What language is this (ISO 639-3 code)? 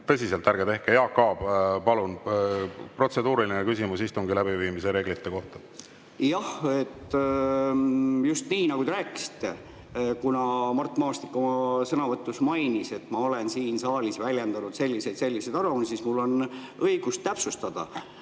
est